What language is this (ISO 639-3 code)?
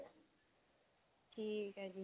pan